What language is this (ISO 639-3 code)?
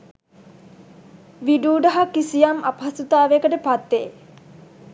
sin